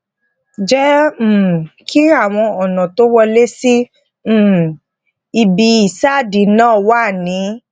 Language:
Yoruba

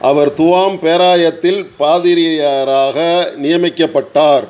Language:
Tamil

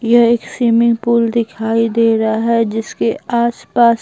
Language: Hindi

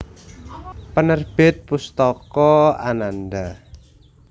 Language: Javanese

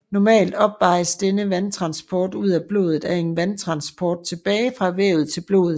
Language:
Danish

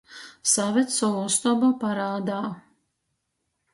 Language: Latgalian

